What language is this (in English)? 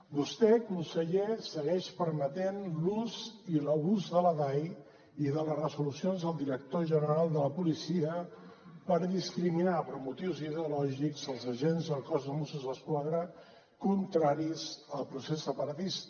Catalan